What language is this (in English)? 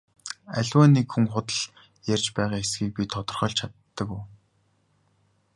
Mongolian